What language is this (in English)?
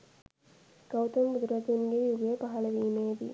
Sinhala